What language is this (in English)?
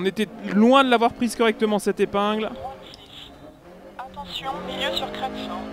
French